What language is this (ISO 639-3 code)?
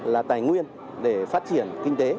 vie